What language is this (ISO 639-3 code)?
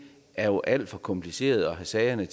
dan